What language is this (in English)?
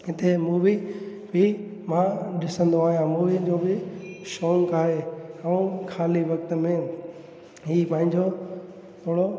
Sindhi